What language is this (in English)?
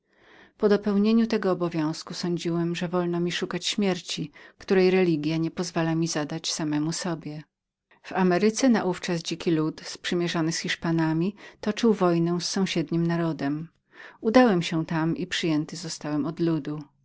Polish